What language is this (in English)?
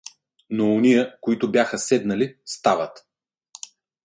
Bulgarian